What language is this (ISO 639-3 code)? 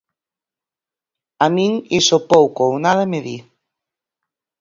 glg